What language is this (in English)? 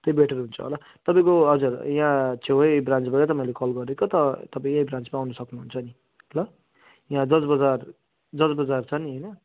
Nepali